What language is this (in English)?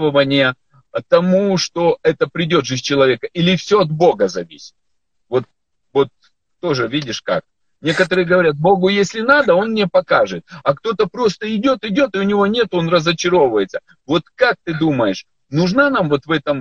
Russian